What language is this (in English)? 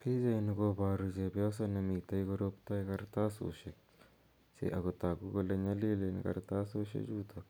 Kalenjin